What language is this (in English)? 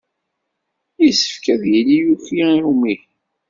Kabyle